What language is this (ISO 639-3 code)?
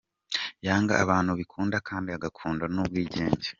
kin